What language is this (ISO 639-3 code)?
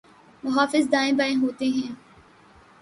urd